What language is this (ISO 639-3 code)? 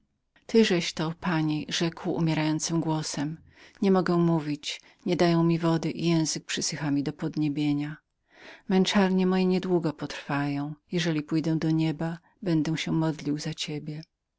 pol